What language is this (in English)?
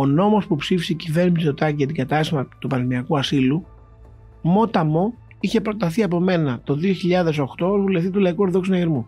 Greek